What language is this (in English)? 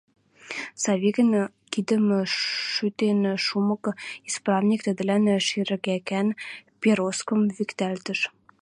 Western Mari